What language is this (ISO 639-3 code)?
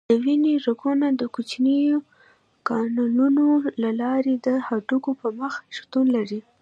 pus